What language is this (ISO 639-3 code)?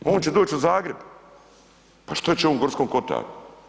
hrv